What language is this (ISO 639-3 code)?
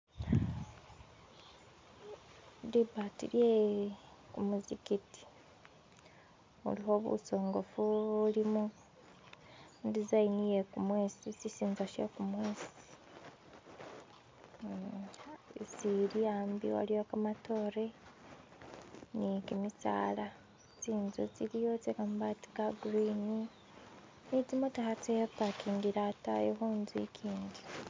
myx